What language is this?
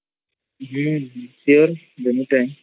Odia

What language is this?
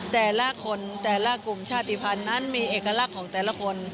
Thai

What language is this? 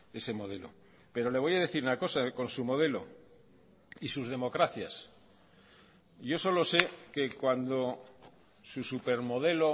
Spanish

